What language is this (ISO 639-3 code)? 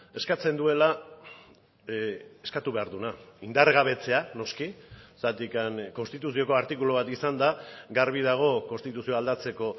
eus